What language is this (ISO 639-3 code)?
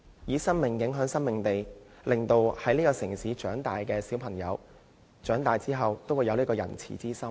yue